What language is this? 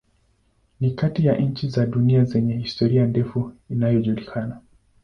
Swahili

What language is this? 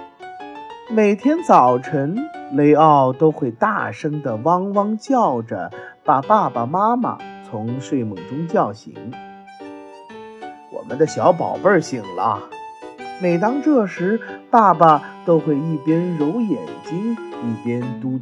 Chinese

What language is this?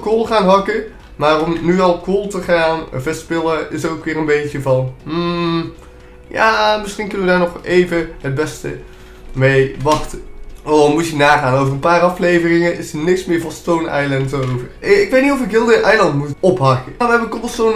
Dutch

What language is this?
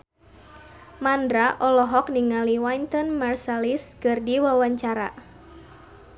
Sundanese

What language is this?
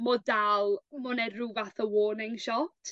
Welsh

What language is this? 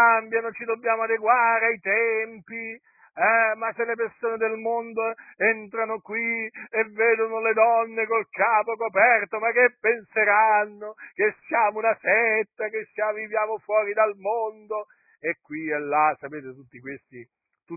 Italian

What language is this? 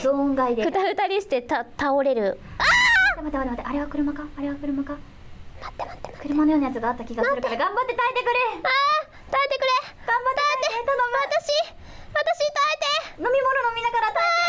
Japanese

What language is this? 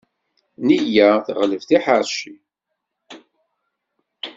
Kabyle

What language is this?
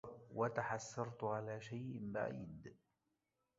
Arabic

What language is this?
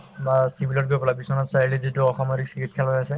Assamese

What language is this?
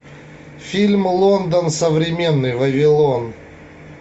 Russian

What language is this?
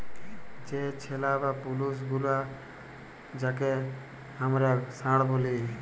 Bangla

